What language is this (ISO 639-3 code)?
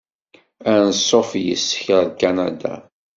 kab